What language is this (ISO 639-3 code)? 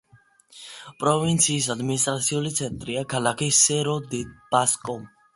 kat